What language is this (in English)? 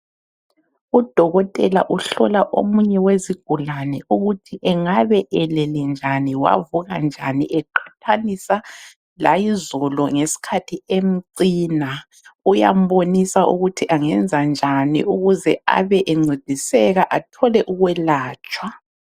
North Ndebele